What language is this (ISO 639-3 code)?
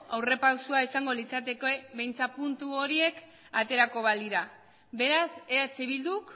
eus